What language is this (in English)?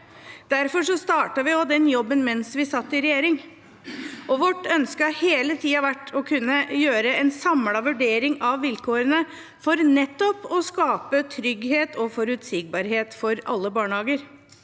Norwegian